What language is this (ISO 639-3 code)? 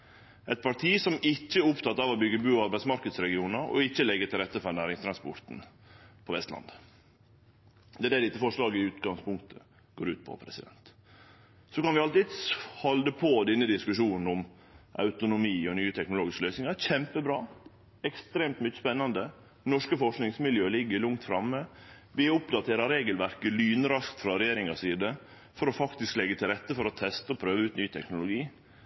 nno